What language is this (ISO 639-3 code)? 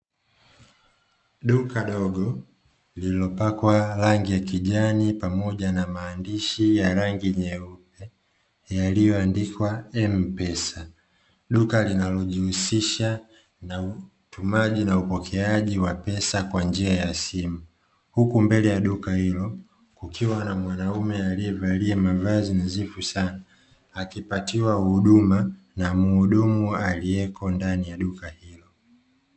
swa